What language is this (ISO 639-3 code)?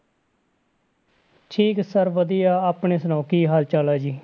pan